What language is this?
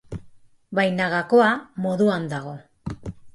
Basque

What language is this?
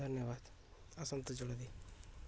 Odia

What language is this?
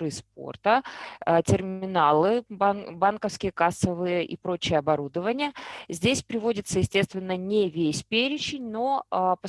Russian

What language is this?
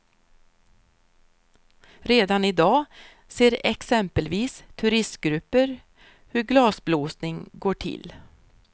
Swedish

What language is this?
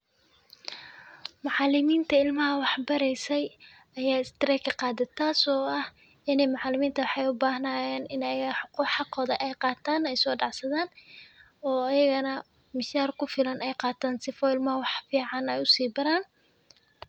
Somali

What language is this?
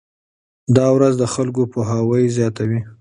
Pashto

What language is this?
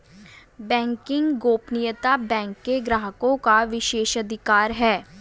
Hindi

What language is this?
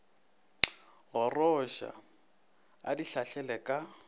Northern Sotho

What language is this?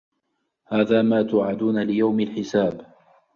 Arabic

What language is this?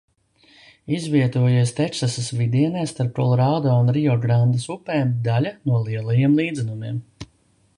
Latvian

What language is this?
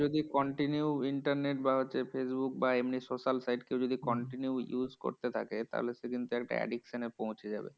Bangla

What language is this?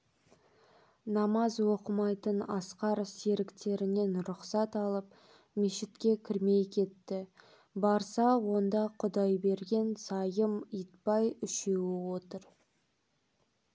Kazakh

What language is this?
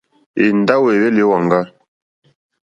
Mokpwe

